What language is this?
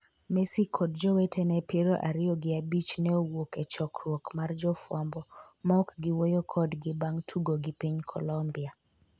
Luo (Kenya and Tanzania)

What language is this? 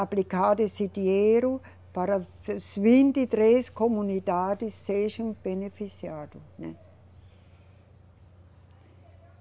Portuguese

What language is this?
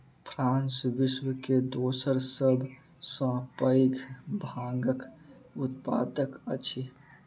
Maithili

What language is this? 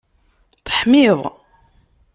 Kabyle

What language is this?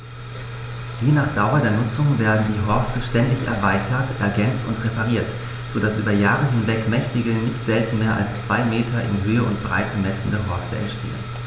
German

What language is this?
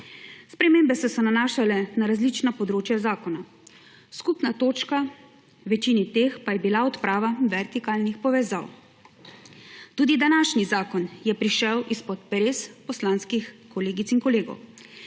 Slovenian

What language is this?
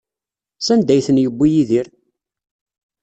Kabyle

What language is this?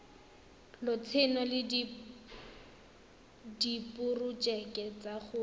Tswana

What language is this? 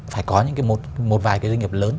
Vietnamese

